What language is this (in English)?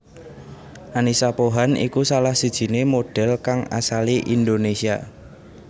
Javanese